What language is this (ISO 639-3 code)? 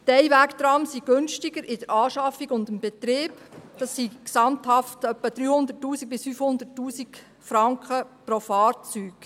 gsw